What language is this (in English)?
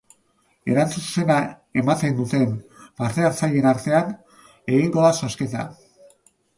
Basque